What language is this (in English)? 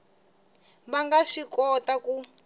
Tsonga